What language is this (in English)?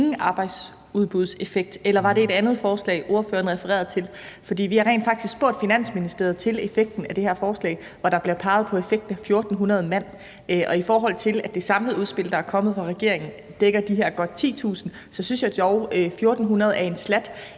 Danish